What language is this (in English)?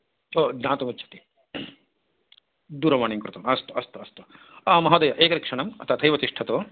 Sanskrit